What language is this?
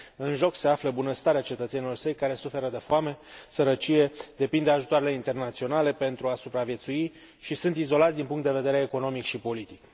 Romanian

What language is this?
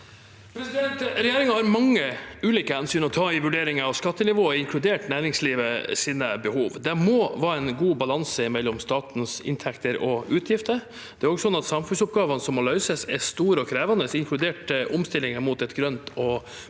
Norwegian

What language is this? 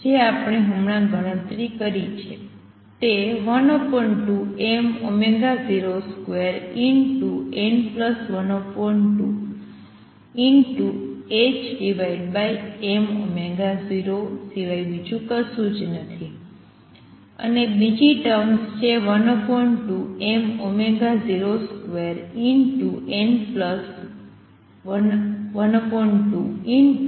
Gujarati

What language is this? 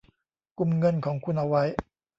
Thai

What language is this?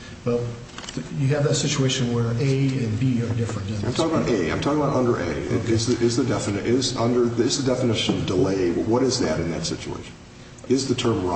English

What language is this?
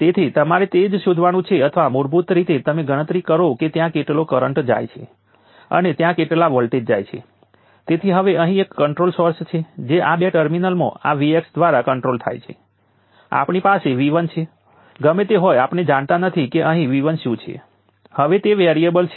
Gujarati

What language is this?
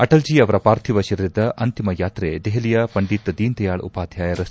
Kannada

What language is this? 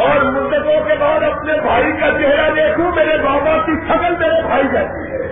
Urdu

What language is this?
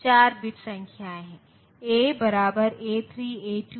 Hindi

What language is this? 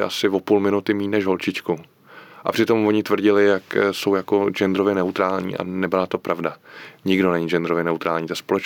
Czech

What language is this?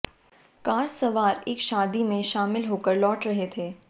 Hindi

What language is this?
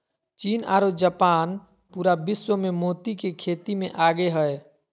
Magahi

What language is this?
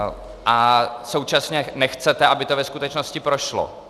Czech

